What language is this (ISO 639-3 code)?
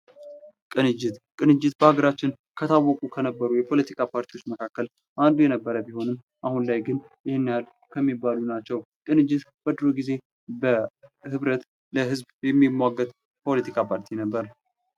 amh